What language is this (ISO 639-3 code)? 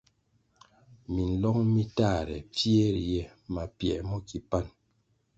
nmg